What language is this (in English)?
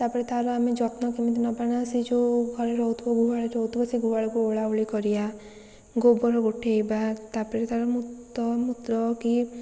Odia